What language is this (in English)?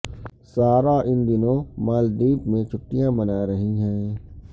Urdu